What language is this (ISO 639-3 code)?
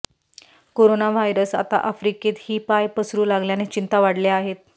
mar